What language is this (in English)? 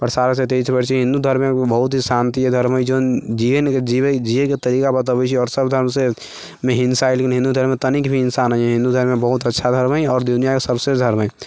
Maithili